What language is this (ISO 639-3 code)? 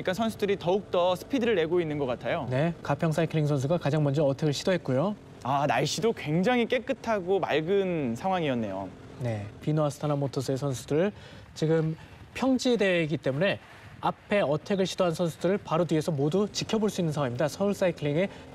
kor